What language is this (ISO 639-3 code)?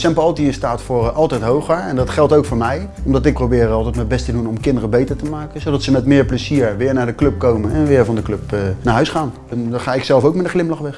nld